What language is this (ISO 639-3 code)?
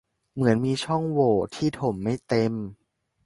tha